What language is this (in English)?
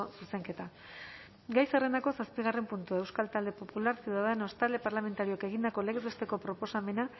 Basque